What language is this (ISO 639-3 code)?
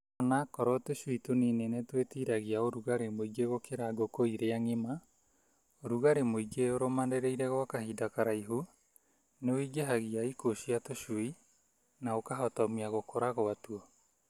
kik